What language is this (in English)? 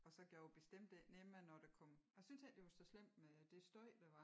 Danish